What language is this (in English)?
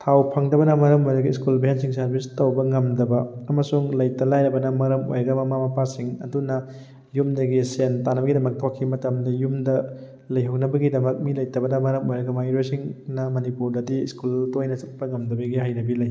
Manipuri